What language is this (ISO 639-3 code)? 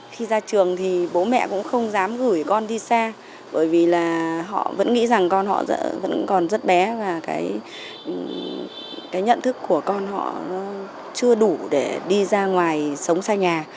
vie